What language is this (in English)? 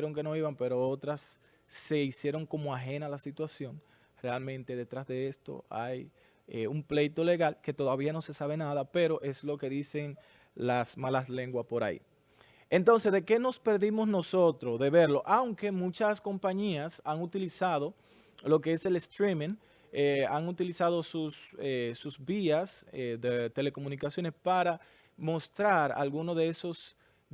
Spanish